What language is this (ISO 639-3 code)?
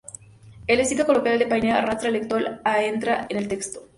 spa